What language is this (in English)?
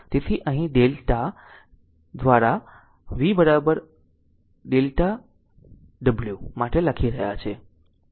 Gujarati